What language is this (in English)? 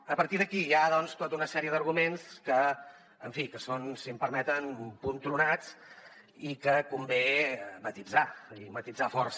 Catalan